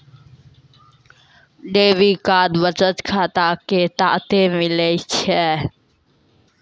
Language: Maithili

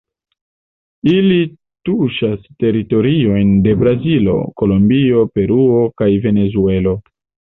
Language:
Esperanto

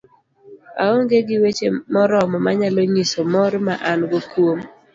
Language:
Luo (Kenya and Tanzania)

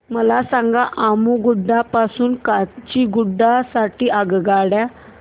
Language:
Marathi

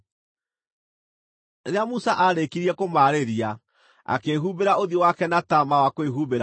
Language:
Kikuyu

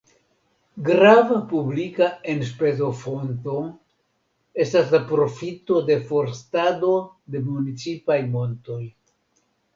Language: Esperanto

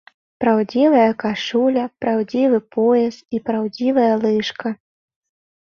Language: Belarusian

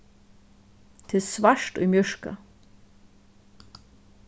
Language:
Faroese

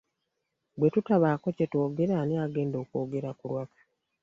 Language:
Ganda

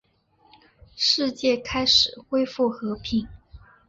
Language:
Chinese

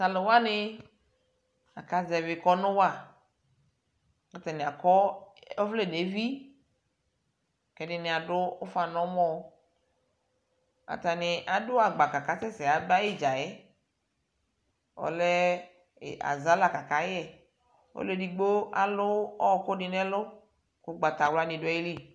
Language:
Ikposo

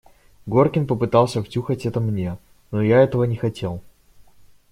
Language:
Russian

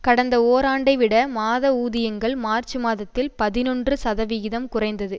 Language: Tamil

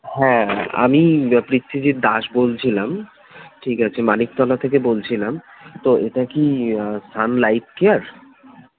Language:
Bangla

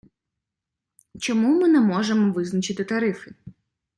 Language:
Ukrainian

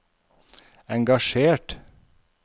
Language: Norwegian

